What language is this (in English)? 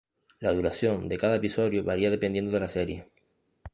Spanish